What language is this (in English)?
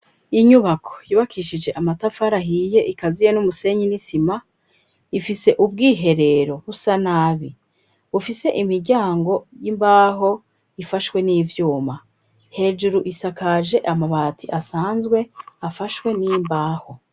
Rundi